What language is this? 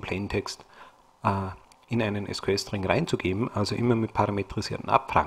German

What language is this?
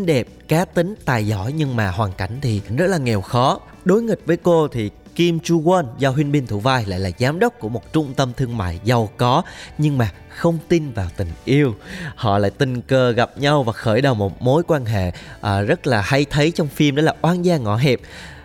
Vietnamese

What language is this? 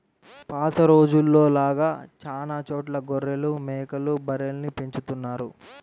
Telugu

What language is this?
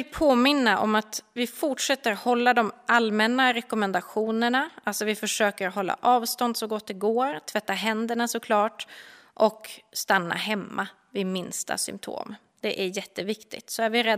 Swedish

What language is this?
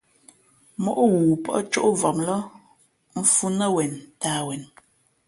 Fe'fe'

